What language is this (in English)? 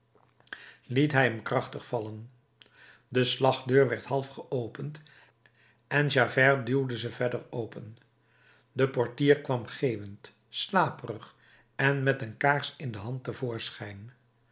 Dutch